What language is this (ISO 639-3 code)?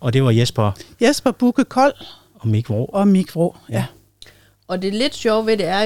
dan